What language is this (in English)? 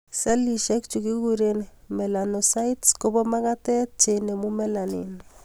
Kalenjin